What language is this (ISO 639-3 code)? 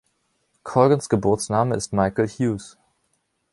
deu